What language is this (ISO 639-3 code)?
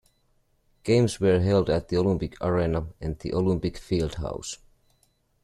eng